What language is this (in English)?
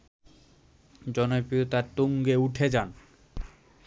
Bangla